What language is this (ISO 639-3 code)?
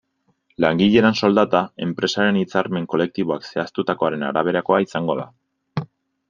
eus